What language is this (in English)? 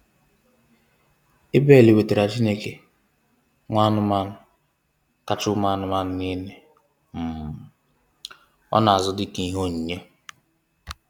Igbo